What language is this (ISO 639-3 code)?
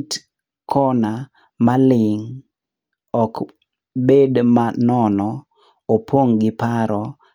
luo